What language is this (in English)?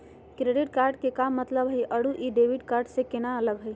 Magahi